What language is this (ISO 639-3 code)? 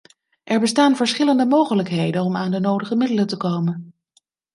nld